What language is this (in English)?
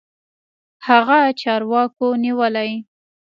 Pashto